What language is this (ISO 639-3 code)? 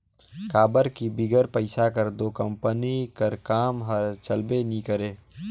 hne